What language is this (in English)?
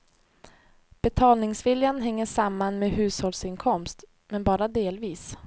Swedish